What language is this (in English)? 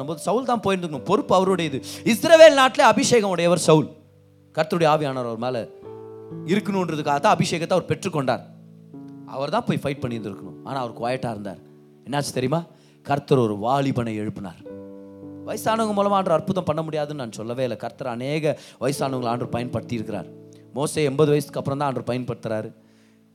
Tamil